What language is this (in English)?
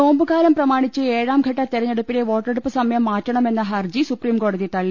Malayalam